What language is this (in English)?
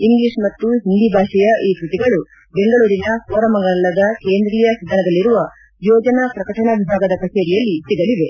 Kannada